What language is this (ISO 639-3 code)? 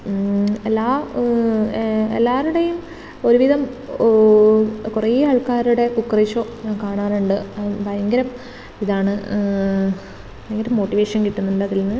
mal